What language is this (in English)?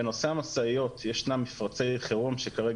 Hebrew